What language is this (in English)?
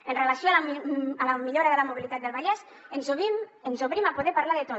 Catalan